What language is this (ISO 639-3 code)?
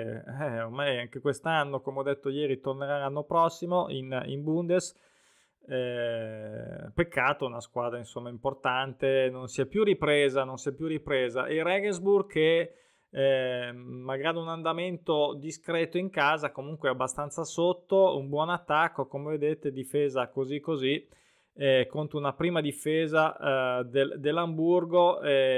ita